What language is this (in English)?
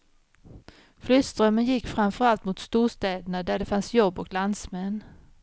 Swedish